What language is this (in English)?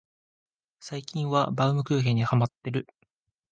Japanese